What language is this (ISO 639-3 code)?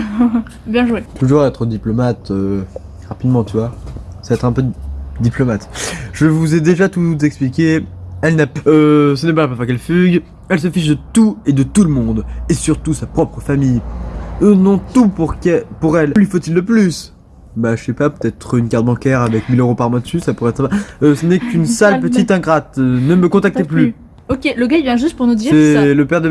fra